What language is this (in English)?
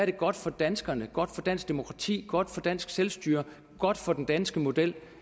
Danish